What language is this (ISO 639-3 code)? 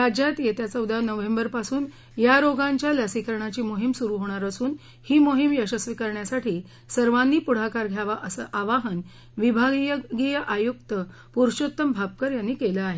mar